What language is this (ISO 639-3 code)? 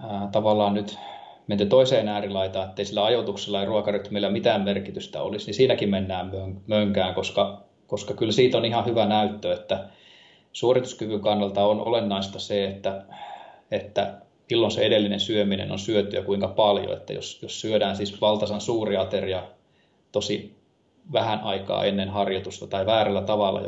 fin